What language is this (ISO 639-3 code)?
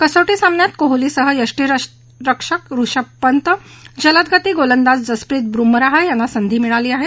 mar